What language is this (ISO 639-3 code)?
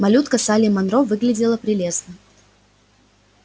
rus